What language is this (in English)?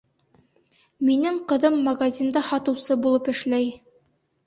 Bashkir